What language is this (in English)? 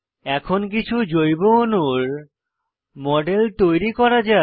Bangla